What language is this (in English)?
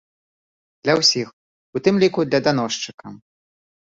Belarusian